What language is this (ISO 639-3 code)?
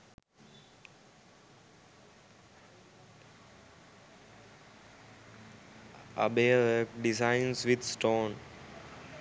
sin